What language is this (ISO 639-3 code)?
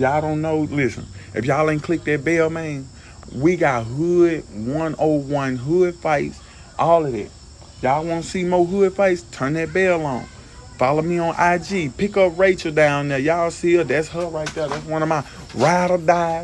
eng